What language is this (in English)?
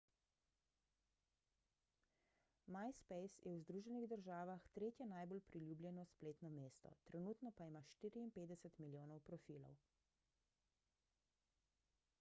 Slovenian